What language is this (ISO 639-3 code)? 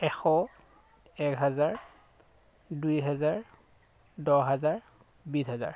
asm